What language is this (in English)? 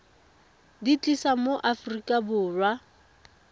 Tswana